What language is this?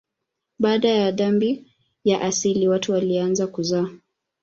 Swahili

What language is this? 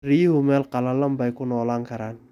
Somali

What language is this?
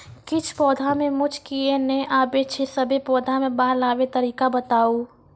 Maithili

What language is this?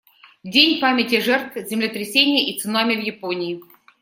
Russian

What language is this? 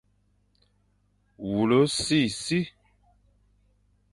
Fang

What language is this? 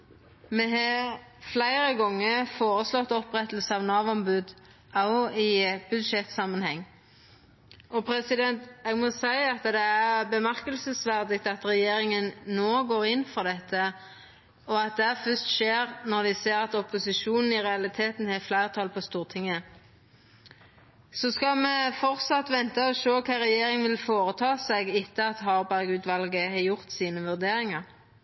Norwegian Nynorsk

